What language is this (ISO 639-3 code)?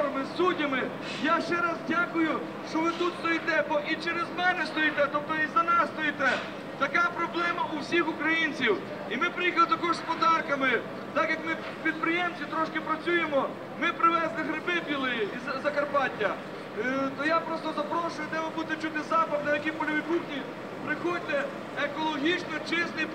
rus